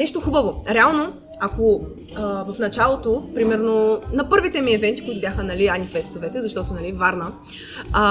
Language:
Bulgarian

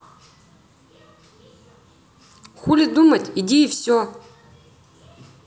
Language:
Russian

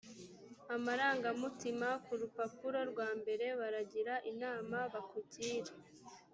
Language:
Kinyarwanda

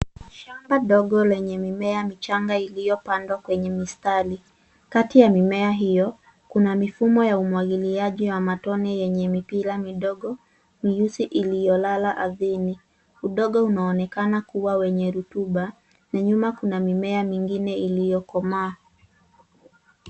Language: Swahili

